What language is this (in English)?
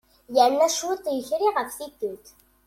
Kabyle